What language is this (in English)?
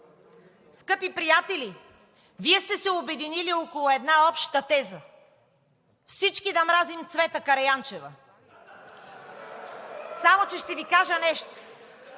Bulgarian